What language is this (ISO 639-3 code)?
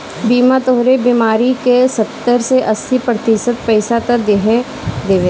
bho